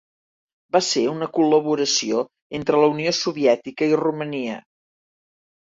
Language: Catalan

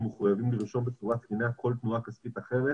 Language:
Hebrew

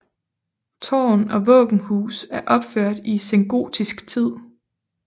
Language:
Danish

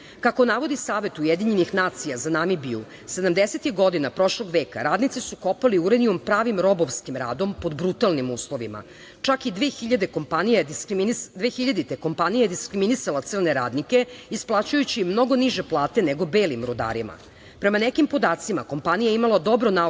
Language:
Serbian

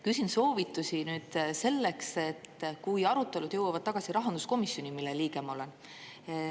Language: Estonian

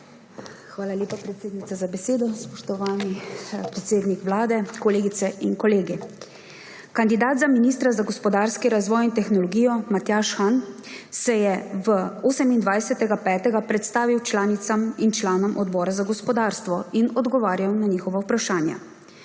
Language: Slovenian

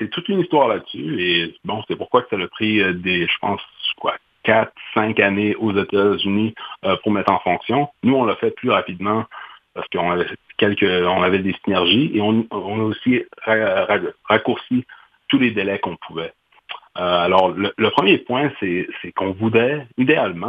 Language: French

